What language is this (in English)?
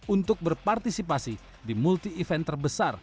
Indonesian